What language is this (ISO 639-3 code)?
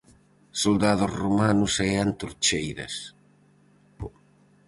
glg